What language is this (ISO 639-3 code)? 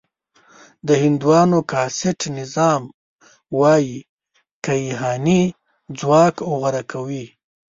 pus